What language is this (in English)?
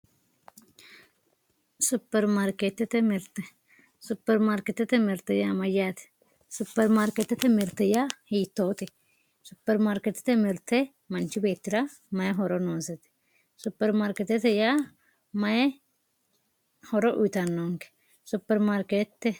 Sidamo